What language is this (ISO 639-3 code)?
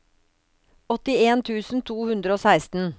nor